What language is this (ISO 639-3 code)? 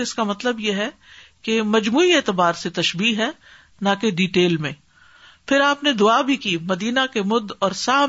urd